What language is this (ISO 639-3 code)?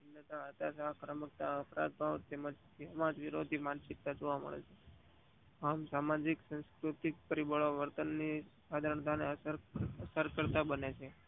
guj